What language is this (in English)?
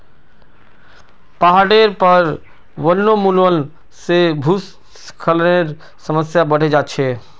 Magahi